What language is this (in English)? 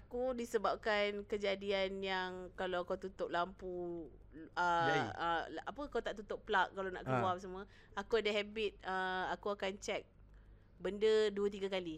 Malay